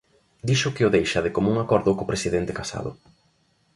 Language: Galician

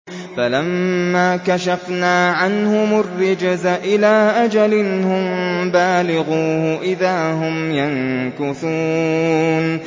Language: Arabic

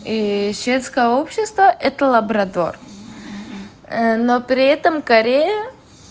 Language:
Russian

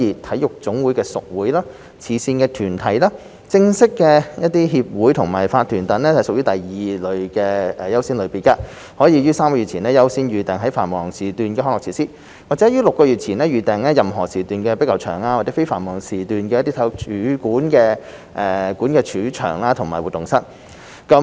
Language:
Cantonese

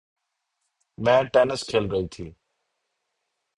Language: Urdu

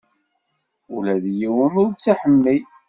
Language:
Kabyle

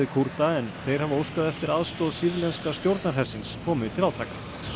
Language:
Icelandic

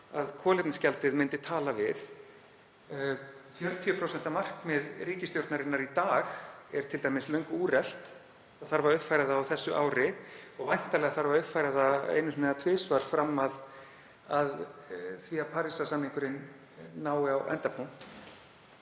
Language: Icelandic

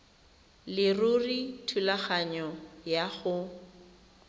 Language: Tswana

